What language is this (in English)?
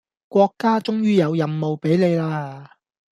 Cantonese